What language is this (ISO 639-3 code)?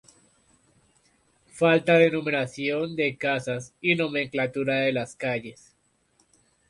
spa